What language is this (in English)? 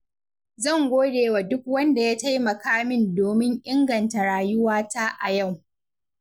Hausa